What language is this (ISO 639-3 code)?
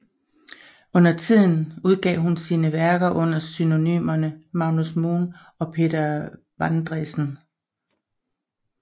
dan